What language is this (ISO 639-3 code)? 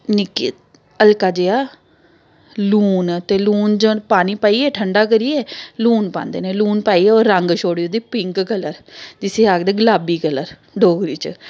doi